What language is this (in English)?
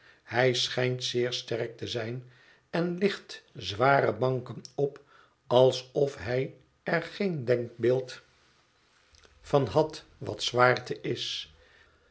Dutch